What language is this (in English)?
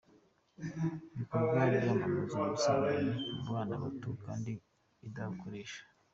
Kinyarwanda